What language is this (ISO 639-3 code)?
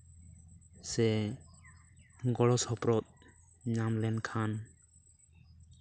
sat